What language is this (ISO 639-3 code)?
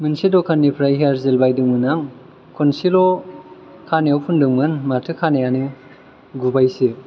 brx